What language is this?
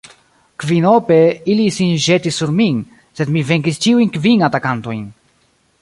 Esperanto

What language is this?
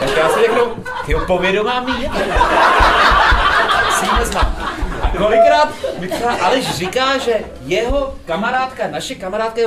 Czech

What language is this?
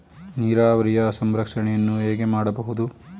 Kannada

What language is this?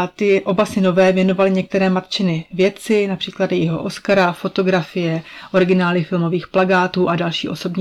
Czech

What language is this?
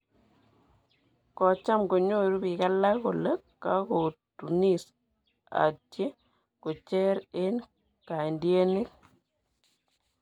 Kalenjin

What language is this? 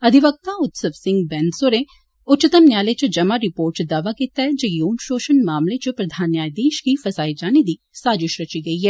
Dogri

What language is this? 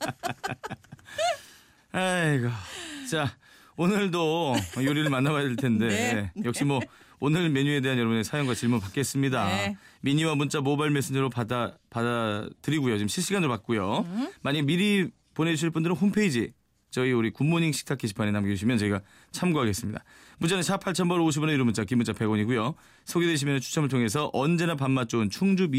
Korean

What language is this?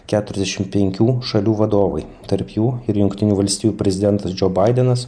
Lithuanian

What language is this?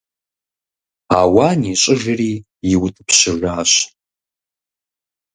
Kabardian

